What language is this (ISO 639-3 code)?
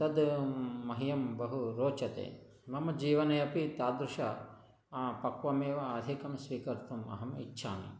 san